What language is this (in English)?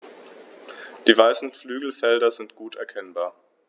German